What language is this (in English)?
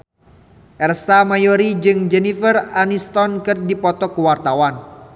Sundanese